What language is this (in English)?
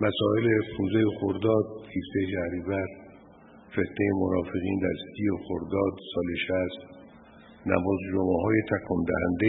Persian